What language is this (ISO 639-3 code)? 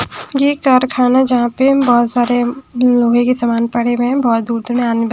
hin